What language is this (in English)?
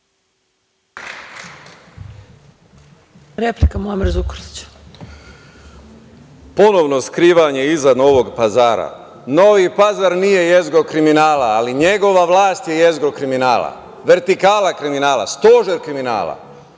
Serbian